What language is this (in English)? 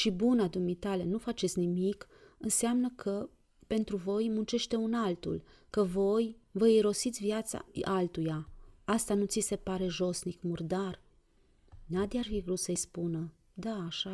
Romanian